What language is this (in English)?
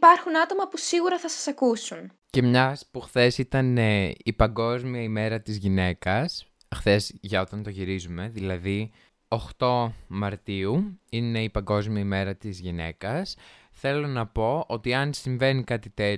Greek